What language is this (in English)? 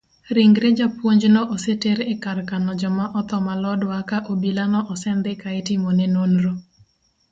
Luo (Kenya and Tanzania)